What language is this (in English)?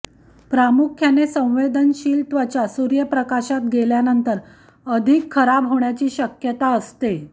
Marathi